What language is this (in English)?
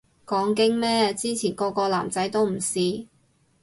Cantonese